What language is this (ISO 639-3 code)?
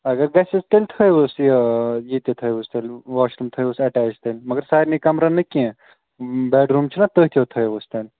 kas